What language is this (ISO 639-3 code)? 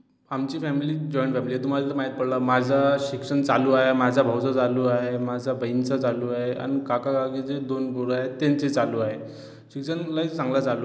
mar